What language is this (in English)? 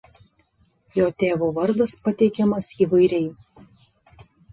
Lithuanian